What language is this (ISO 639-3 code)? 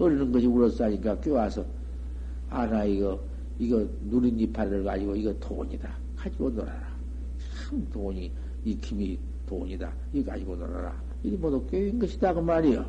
kor